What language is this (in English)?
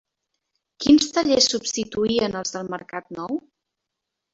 Catalan